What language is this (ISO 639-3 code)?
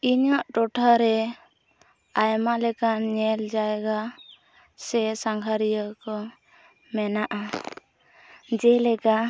sat